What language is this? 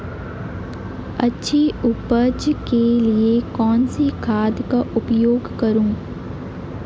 Hindi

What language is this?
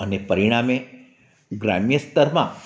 Gujarati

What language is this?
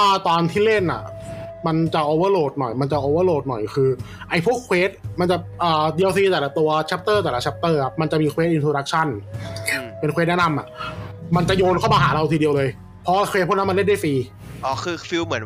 Thai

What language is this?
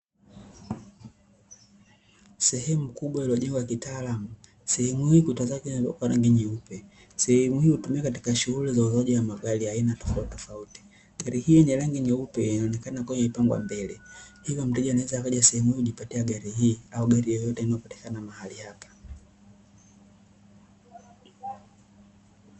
Swahili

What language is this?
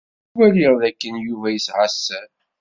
Kabyle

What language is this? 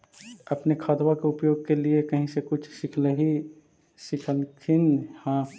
Magahi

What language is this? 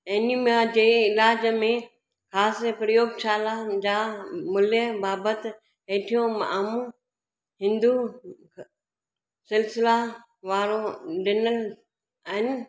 Sindhi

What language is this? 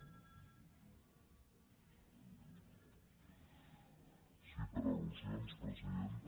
Catalan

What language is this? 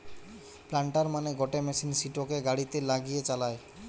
Bangla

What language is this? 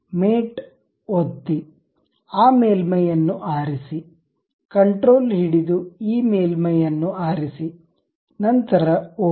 Kannada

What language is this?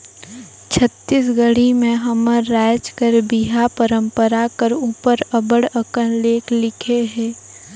Chhattisgarhi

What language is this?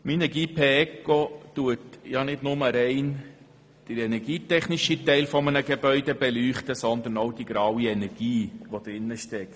Swiss German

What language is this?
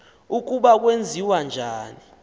Xhosa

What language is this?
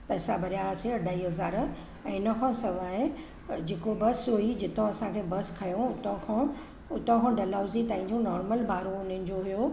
Sindhi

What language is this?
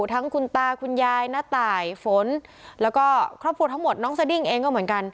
Thai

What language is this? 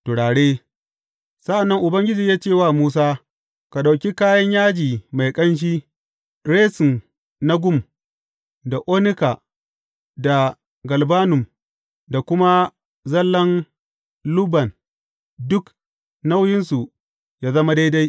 Hausa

